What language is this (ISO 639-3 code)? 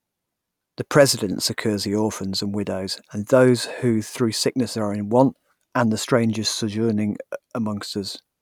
eng